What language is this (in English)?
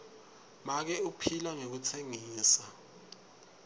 Swati